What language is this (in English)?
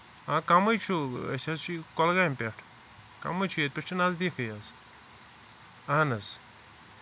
Kashmiri